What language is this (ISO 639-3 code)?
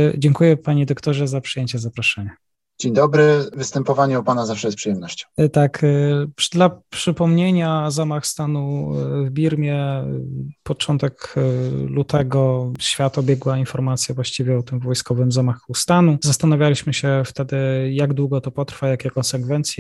pol